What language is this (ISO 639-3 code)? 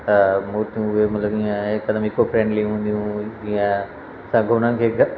snd